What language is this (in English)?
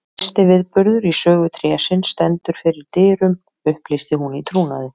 Icelandic